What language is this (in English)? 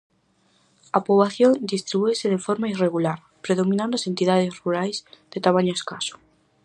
Galician